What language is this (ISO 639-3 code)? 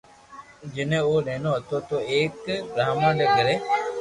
lrk